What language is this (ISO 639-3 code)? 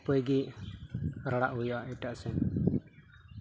sat